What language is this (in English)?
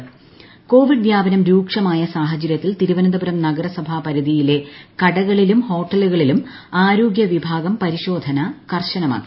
Malayalam